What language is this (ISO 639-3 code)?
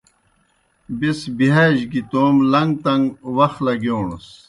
plk